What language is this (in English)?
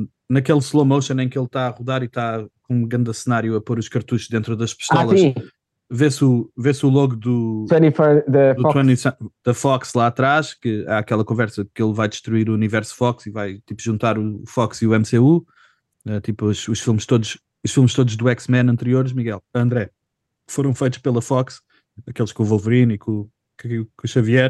Portuguese